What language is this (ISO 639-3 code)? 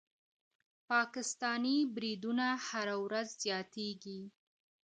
pus